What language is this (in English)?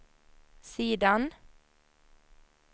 Swedish